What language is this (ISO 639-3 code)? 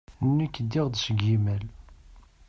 kab